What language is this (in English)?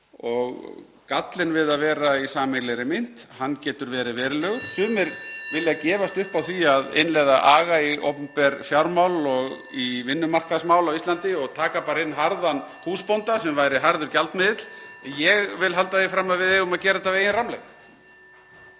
Icelandic